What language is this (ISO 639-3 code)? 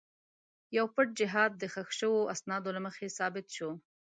pus